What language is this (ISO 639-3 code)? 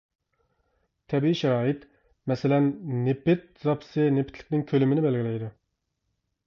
uig